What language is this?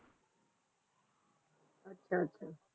Punjabi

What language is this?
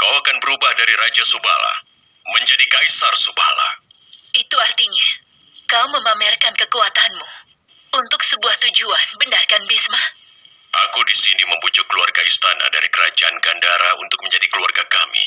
Indonesian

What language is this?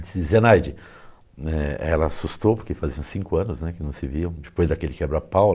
Portuguese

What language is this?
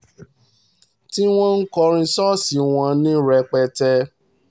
Yoruba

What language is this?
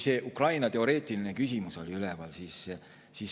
Estonian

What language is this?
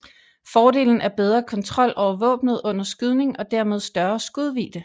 Danish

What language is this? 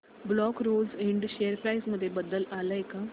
Marathi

